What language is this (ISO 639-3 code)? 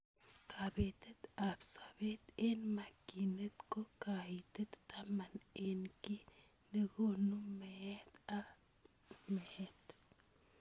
kln